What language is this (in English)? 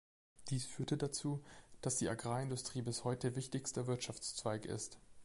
German